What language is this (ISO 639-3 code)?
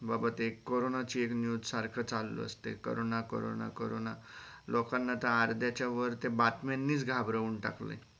mar